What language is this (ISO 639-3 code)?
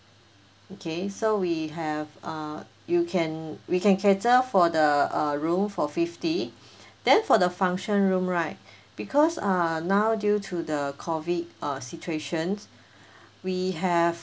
eng